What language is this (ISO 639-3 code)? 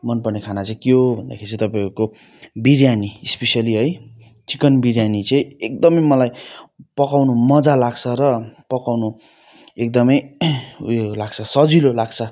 nep